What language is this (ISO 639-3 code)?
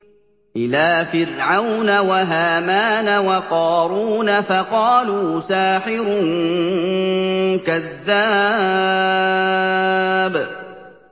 ara